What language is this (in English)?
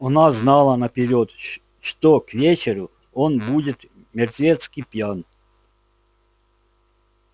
Russian